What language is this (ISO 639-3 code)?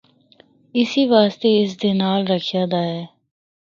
hno